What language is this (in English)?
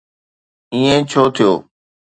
Sindhi